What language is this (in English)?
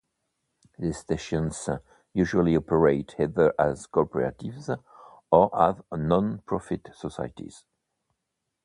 English